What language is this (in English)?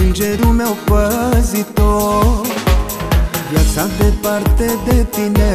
Romanian